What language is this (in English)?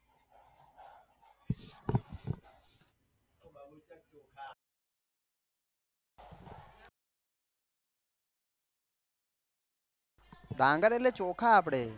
Gujarati